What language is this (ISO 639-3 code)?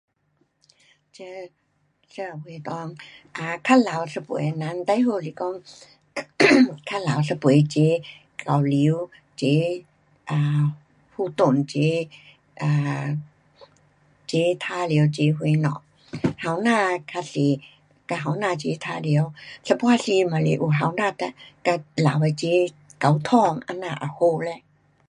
cpx